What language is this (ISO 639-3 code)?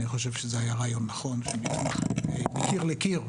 heb